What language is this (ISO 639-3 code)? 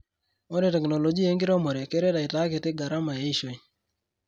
mas